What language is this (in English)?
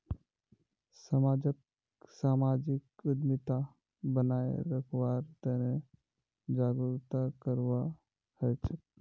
Magahi